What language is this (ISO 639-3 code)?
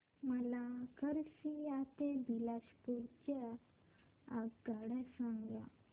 mar